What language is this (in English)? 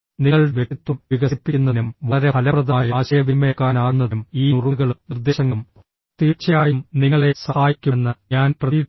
Malayalam